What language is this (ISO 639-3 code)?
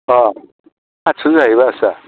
brx